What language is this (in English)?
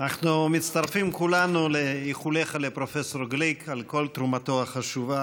Hebrew